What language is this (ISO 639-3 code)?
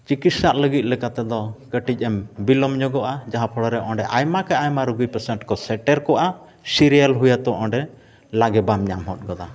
sat